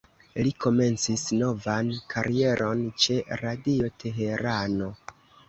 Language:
Esperanto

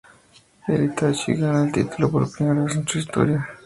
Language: Spanish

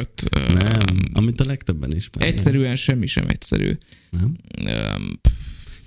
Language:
Hungarian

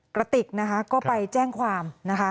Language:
Thai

